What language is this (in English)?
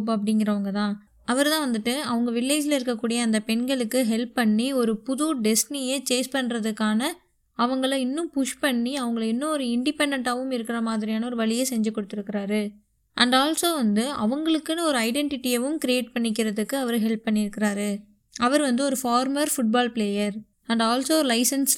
Tamil